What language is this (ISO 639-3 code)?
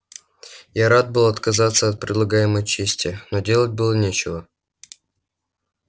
rus